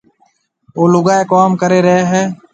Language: Marwari (Pakistan)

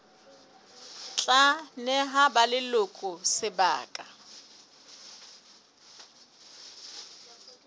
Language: Southern Sotho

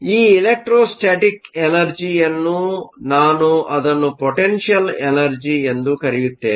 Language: Kannada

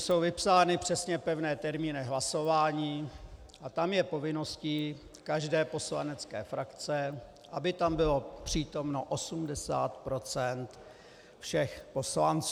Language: Czech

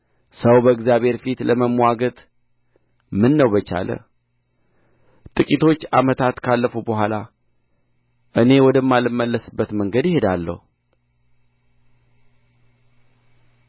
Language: Amharic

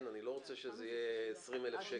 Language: Hebrew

